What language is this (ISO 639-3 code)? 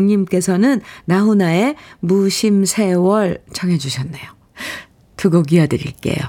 kor